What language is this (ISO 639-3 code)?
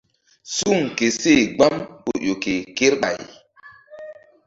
mdd